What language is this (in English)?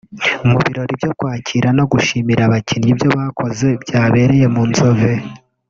Kinyarwanda